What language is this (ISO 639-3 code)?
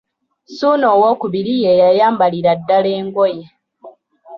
lug